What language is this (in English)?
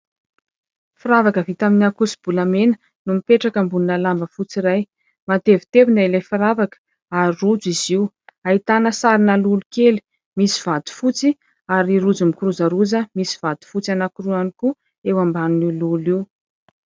Malagasy